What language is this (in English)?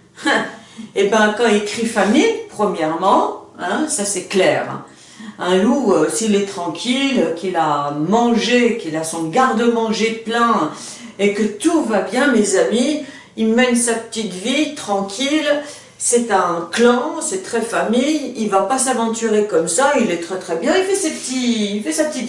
French